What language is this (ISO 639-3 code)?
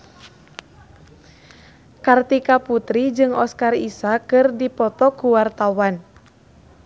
sun